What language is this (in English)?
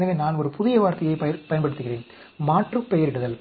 Tamil